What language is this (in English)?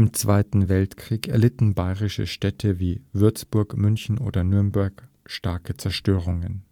German